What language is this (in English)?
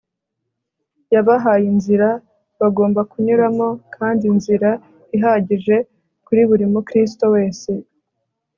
Kinyarwanda